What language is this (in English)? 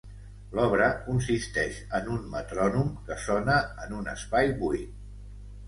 Catalan